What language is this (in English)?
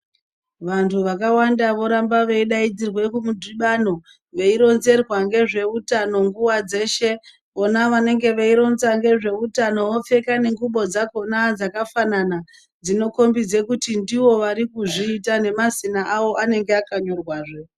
Ndau